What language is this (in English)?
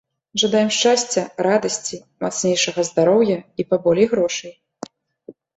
Belarusian